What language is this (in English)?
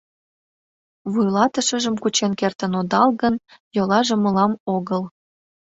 Mari